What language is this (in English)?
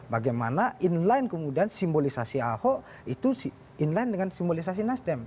Indonesian